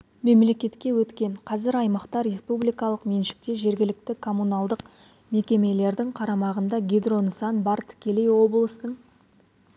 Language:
Kazakh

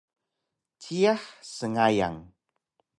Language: Taroko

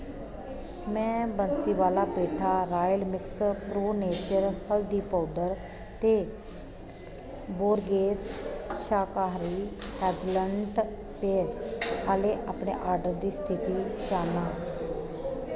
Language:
Dogri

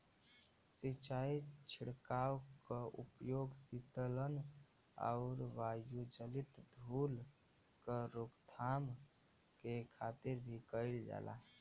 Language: Bhojpuri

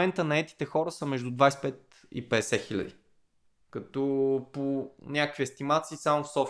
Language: Bulgarian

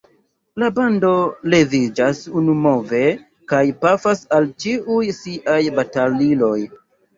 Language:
Esperanto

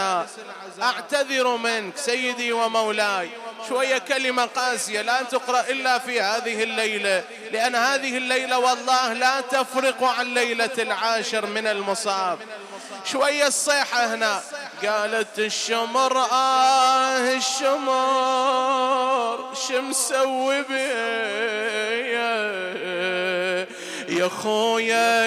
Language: Arabic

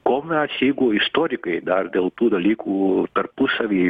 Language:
Lithuanian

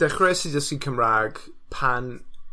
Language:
Welsh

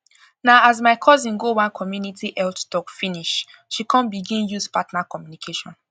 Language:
Nigerian Pidgin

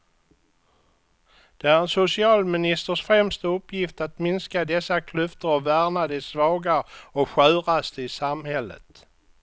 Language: Swedish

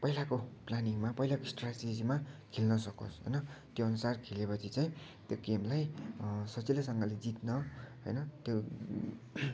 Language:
Nepali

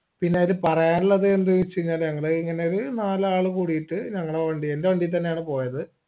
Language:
Malayalam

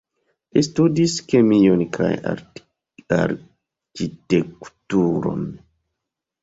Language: Esperanto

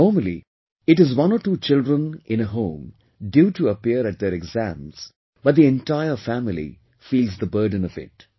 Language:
English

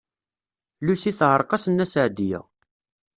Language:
Kabyle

